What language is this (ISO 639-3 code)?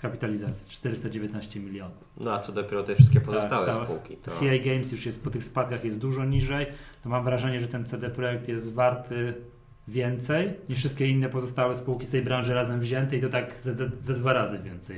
pol